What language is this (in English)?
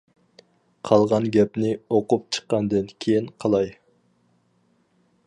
Uyghur